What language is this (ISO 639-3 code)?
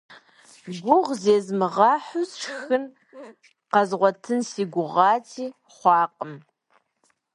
kbd